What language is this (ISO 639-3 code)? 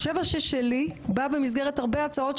heb